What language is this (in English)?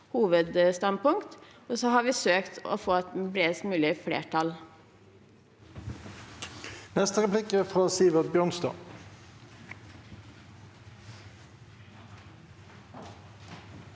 Norwegian